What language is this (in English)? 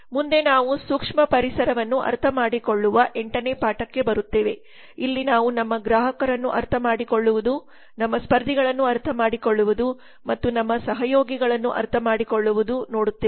Kannada